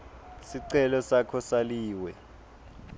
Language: Swati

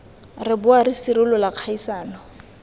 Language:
Tswana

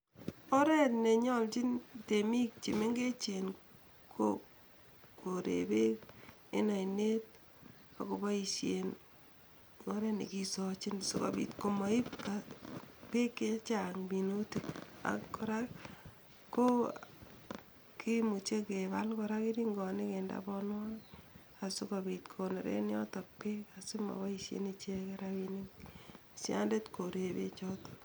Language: Kalenjin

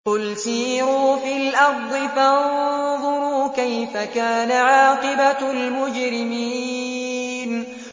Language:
Arabic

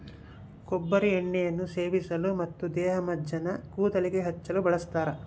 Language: Kannada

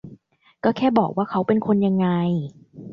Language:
Thai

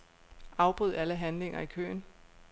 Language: Danish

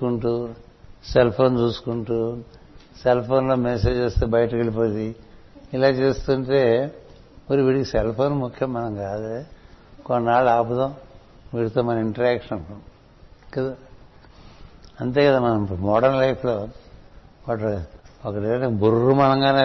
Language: Telugu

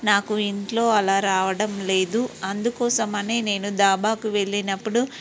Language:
Telugu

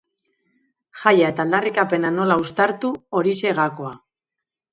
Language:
Basque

